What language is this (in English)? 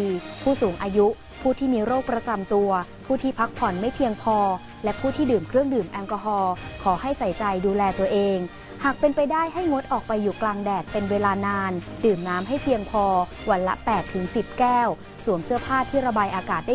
Thai